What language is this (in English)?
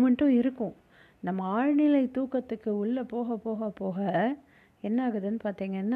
Tamil